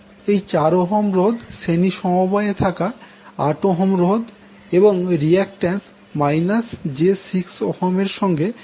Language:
Bangla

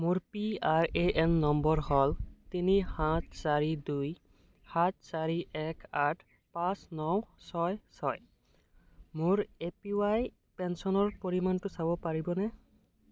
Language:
Assamese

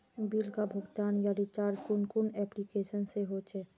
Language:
Magahi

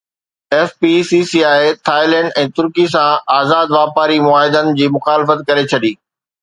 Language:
Sindhi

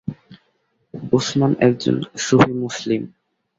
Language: Bangla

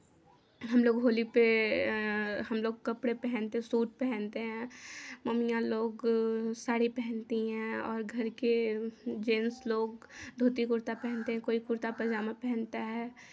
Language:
Hindi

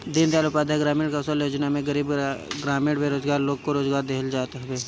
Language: Bhojpuri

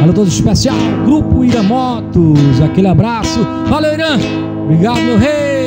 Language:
Portuguese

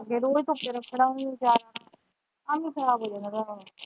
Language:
Punjabi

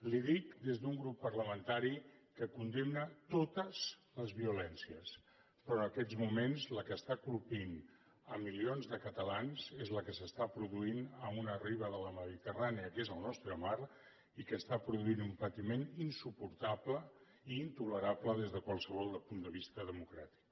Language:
Catalan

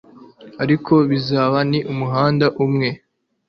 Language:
Kinyarwanda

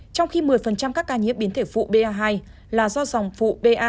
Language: Vietnamese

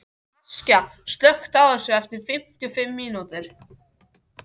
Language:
Icelandic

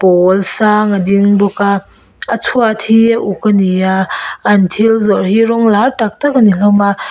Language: Mizo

